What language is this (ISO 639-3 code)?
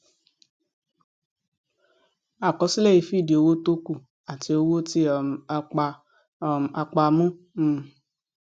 yor